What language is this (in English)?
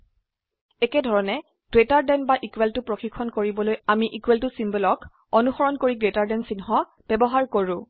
Assamese